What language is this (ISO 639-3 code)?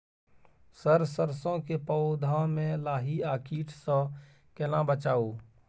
mai